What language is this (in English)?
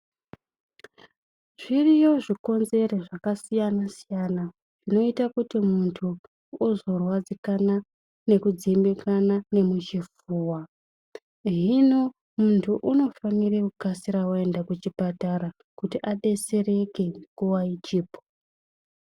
Ndau